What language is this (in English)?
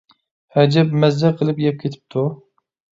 Uyghur